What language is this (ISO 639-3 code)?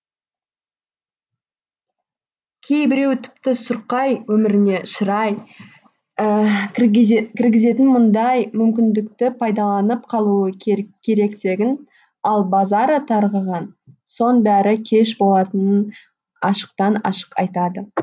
kaz